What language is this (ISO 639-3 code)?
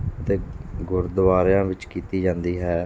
pan